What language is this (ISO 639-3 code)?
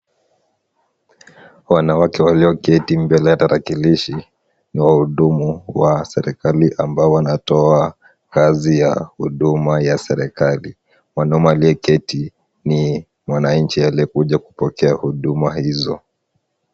swa